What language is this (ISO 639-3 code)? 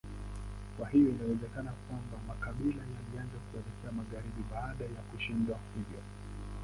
swa